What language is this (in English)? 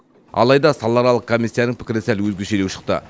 Kazakh